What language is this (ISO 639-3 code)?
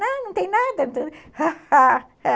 por